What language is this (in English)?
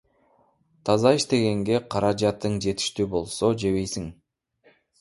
Kyrgyz